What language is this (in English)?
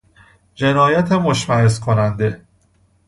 Persian